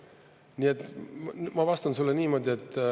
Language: Estonian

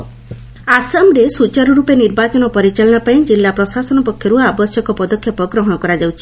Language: Odia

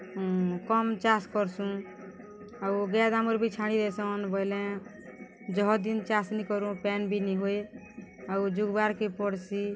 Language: Odia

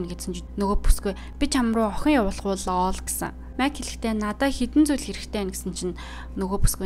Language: Romanian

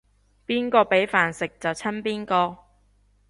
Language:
Cantonese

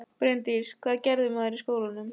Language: Icelandic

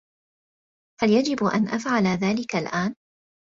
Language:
Arabic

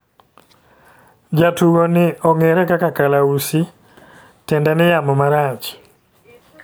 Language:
Luo (Kenya and Tanzania)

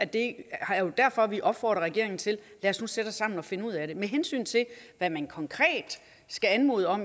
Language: Danish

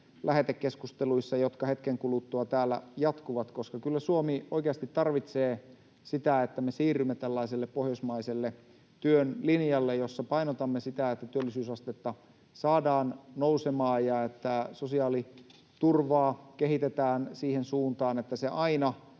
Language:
Finnish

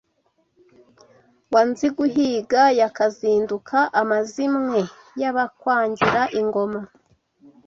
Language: Kinyarwanda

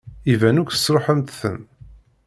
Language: Kabyle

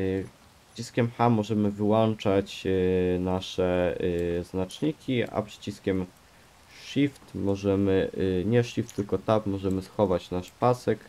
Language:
Polish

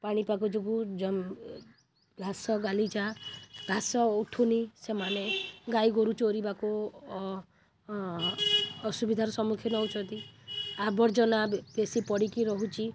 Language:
Odia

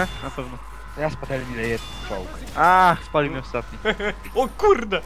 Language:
Polish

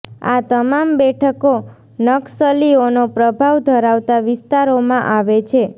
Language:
Gujarati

